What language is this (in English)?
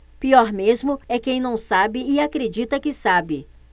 Portuguese